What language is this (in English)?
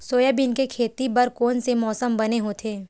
Chhattisgarhi